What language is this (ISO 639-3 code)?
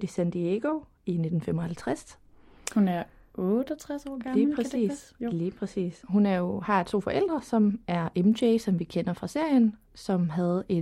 dan